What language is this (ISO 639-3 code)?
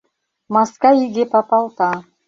chm